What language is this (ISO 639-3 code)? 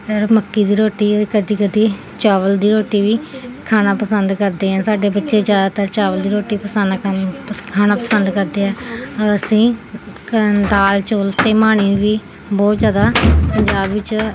pan